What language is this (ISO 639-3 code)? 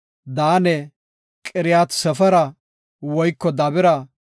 gof